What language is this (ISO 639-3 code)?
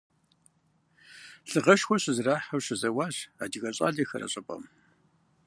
kbd